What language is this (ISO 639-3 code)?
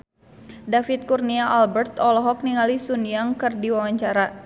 sun